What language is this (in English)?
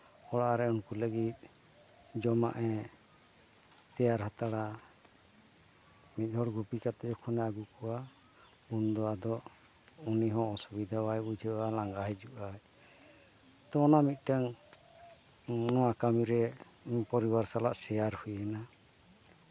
Santali